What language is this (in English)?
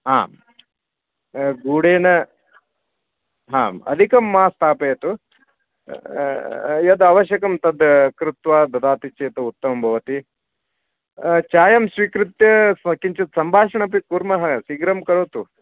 Sanskrit